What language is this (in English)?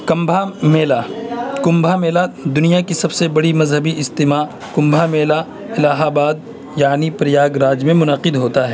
Urdu